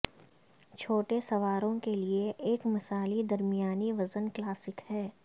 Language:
Urdu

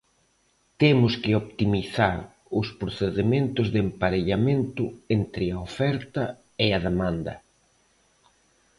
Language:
Galician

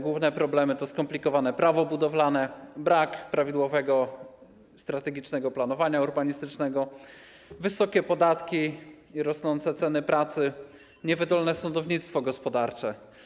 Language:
Polish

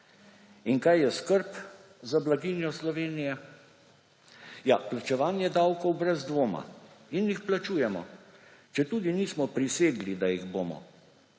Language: Slovenian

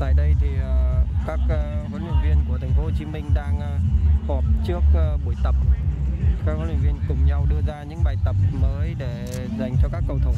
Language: Vietnamese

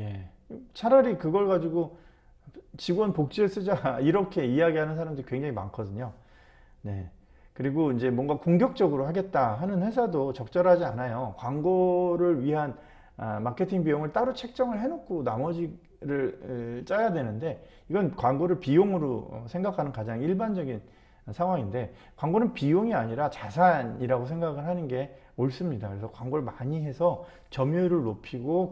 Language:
Korean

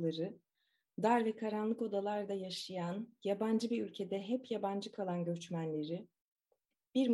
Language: Turkish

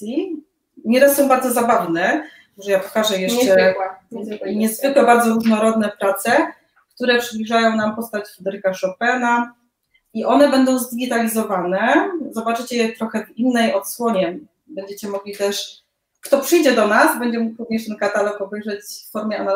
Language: Polish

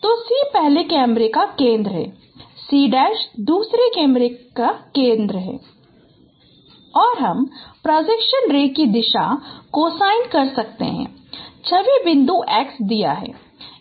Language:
Hindi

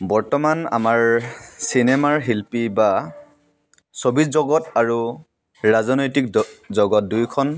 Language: Assamese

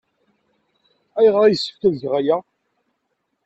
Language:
Kabyle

